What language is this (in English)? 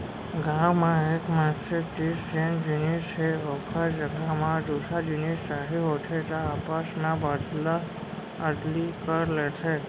Chhattisgarhi